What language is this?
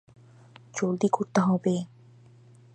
Bangla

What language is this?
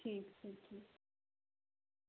Maithili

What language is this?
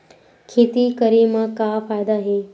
Chhattisgarhi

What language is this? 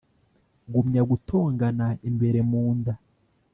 Kinyarwanda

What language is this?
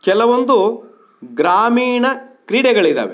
Kannada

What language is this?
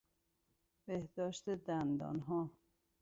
Persian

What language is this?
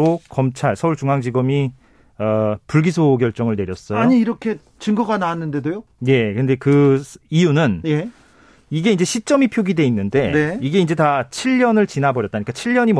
Korean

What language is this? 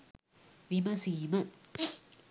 Sinhala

